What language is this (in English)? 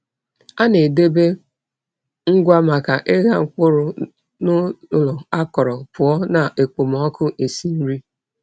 Igbo